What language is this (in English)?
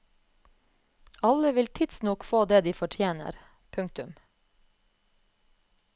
Norwegian